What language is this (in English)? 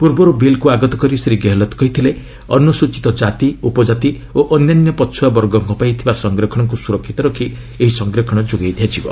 Odia